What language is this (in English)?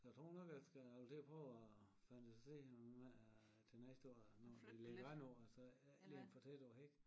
Danish